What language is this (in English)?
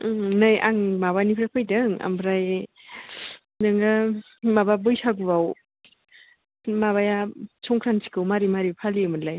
Bodo